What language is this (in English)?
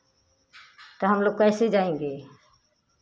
Hindi